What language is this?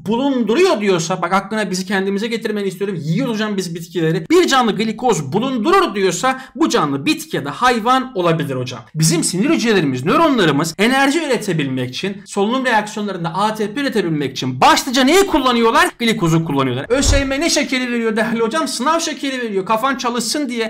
Turkish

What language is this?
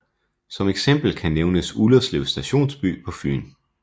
Danish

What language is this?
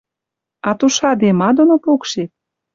Western Mari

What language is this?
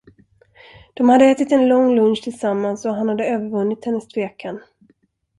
Swedish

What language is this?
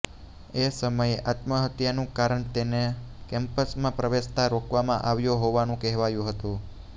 Gujarati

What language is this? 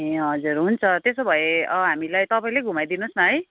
Nepali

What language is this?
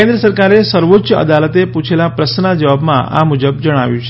Gujarati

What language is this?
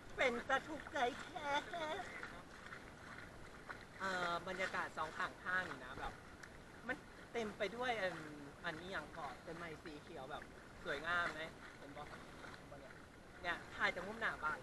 Thai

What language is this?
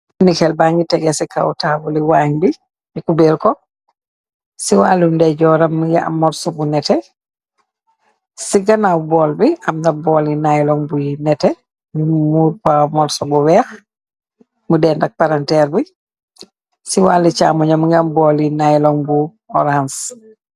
Wolof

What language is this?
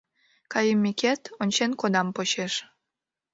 Mari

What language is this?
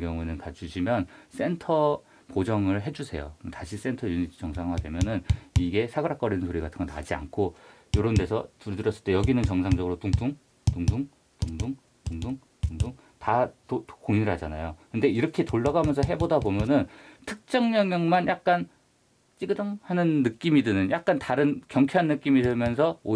Korean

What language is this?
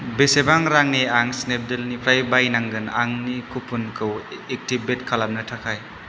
Bodo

